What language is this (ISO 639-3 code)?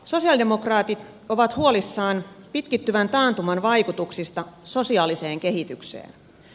fin